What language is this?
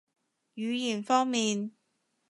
Cantonese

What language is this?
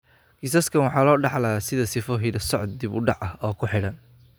Somali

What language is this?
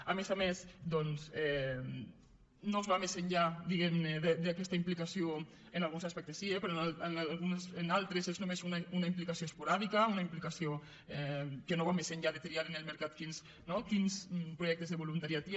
Catalan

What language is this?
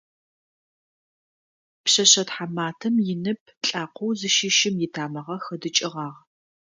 Adyghe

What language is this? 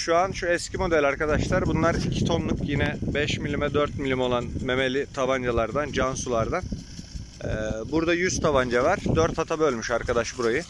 Turkish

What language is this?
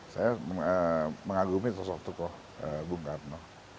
Indonesian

